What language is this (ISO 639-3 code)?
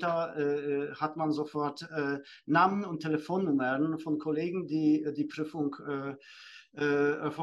deu